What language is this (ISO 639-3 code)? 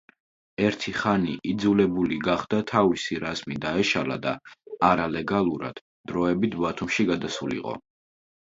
kat